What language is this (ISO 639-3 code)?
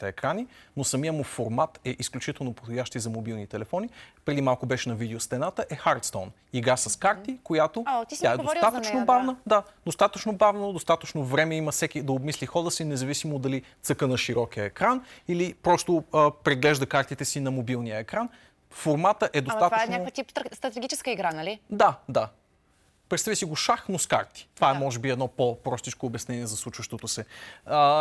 bul